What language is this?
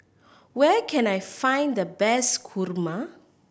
English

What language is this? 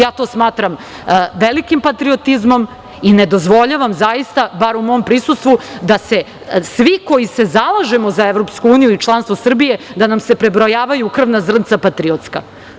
Serbian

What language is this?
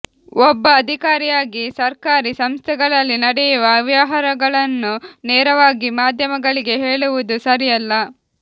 Kannada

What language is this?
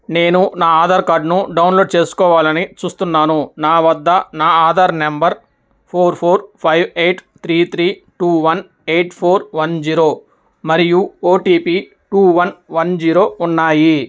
Telugu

